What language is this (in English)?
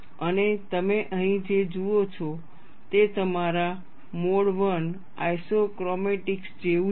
Gujarati